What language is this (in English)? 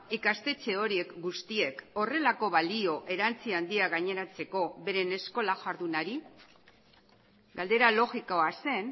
Basque